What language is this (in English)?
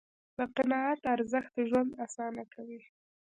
Pashto